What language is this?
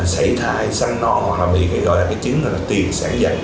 Vietnamese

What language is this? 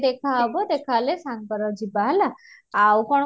Odia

